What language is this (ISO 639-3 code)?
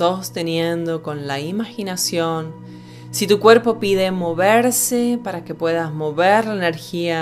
spa